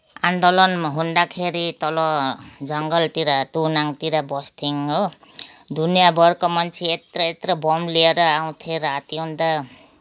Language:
Nepali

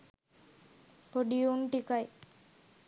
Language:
Sinhala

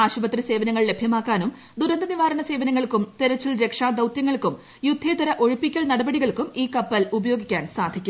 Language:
Malayalam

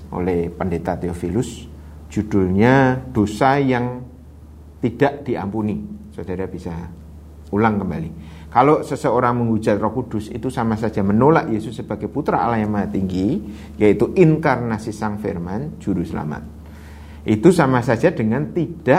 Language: Indonesian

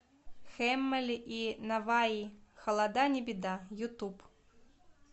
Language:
Russian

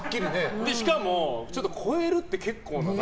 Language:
Japanese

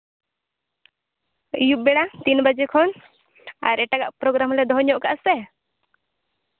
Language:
Santali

